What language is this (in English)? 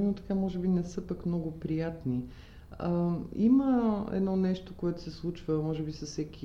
Bulgarian